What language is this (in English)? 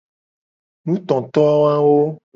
Gen